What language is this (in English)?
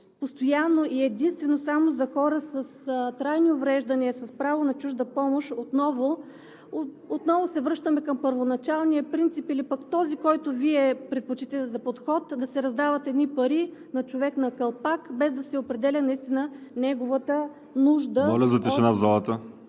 Bulgarian